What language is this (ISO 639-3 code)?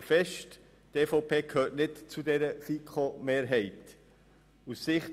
gsw